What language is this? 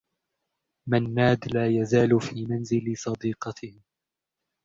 Arabic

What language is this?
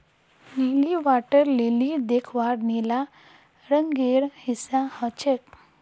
Magahi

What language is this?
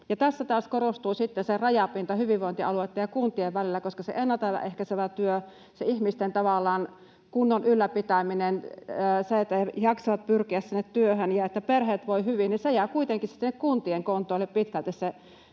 Finnish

